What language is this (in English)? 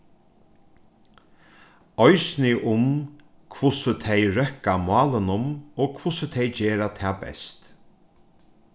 Faroese